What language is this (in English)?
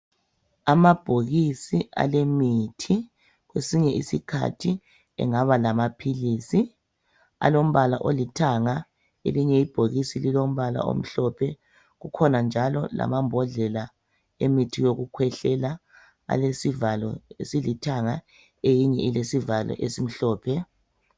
North Ndebele